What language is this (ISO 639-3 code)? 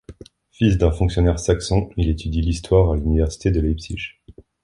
fra